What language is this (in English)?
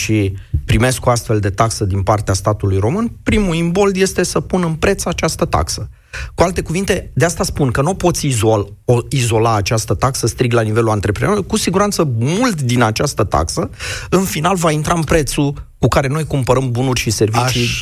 Romanian